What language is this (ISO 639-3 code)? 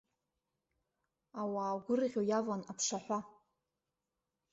abk